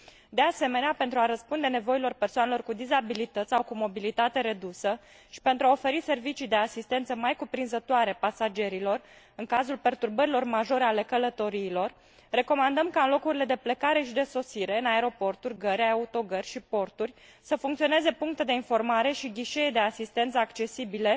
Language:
Romanian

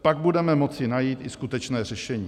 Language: Czech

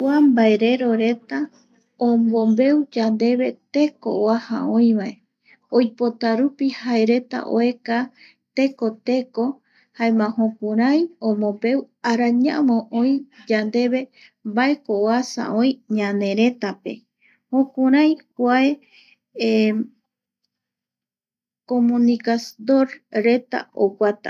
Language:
Eastern Bolivian Guaraní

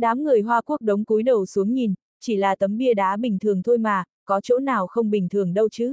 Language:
Vietnamese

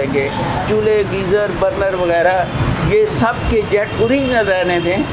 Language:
Hindi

